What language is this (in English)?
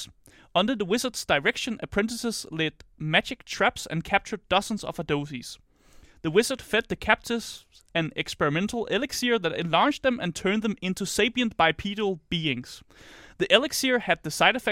Danish